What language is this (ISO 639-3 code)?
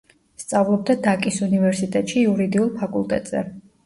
kat